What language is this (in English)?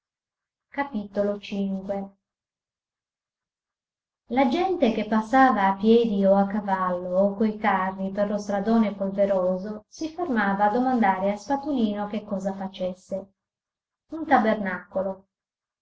Italian